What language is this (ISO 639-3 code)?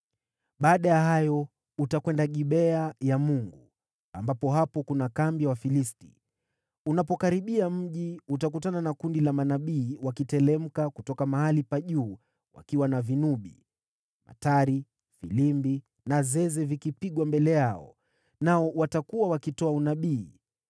swa